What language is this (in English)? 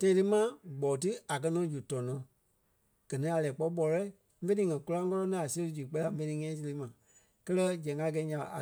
Kpelle